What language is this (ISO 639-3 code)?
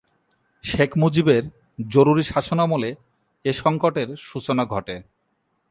ben